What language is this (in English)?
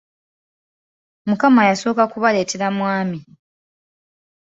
Ganda